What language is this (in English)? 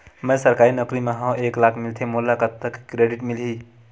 Chhattisgarhi